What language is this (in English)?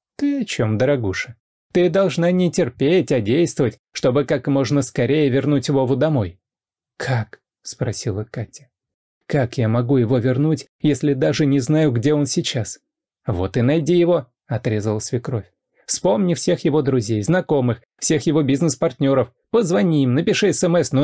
Russian